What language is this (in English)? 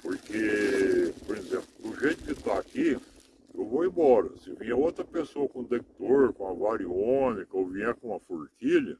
Portuguese